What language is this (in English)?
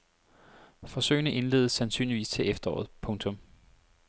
Danish